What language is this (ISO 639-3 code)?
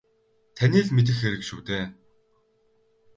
mon